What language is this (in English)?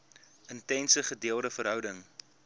Afrikaans